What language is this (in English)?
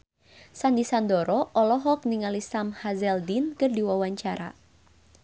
Sundanese